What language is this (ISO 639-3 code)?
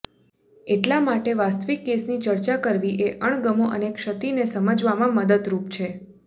guj